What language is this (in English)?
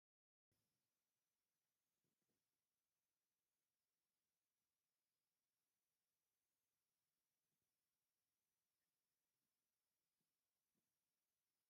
Tigrinya